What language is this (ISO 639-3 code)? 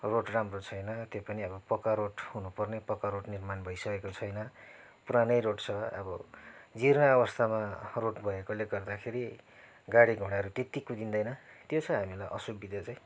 nep